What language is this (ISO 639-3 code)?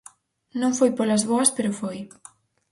glg